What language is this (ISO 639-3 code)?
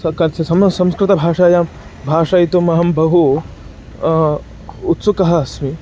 san